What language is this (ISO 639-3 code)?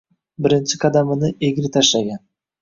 uzb